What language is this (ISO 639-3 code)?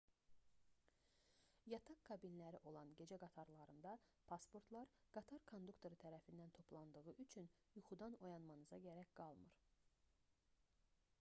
aze